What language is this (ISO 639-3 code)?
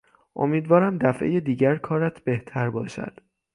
fas